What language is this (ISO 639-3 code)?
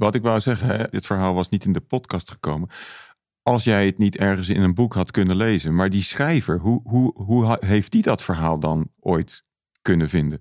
nld